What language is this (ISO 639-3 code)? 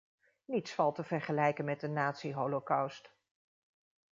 nld